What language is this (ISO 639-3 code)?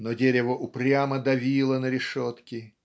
rus